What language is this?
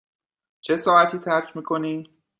Persian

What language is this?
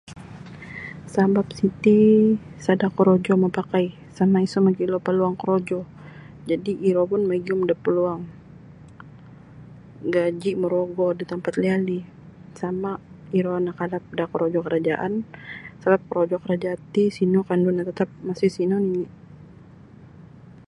Sabah Bisaya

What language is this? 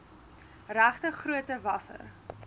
Afrikaans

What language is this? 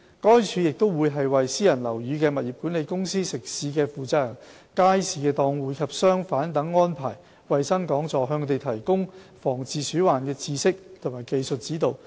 Cantonese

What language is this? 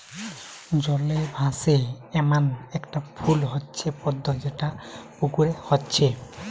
Bangla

